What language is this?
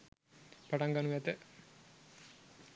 Sinhala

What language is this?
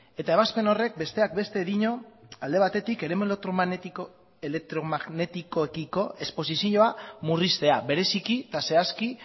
Basque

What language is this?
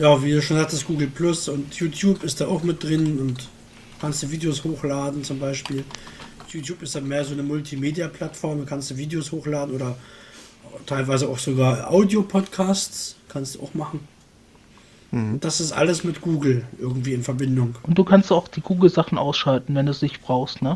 German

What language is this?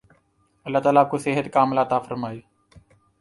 Urdu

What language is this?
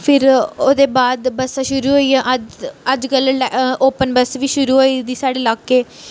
Dogri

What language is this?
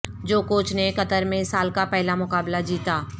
Urdu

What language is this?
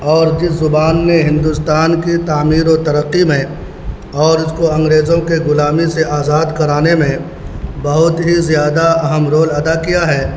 Urdu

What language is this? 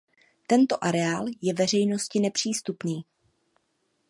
Czech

